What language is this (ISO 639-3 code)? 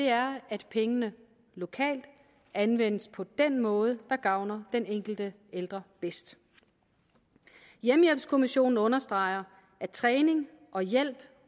dan